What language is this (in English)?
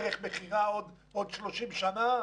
Hebrew